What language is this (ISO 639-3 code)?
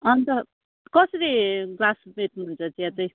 nep